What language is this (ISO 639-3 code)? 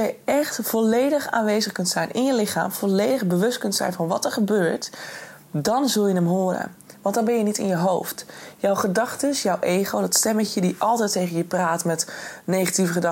nld